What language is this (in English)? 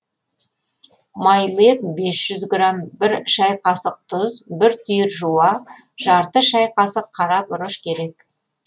Kazakh